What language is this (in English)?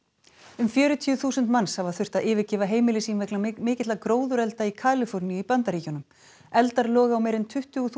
Icelandic